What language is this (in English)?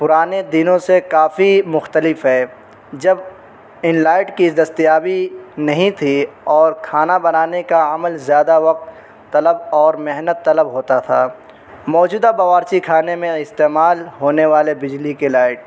Urdu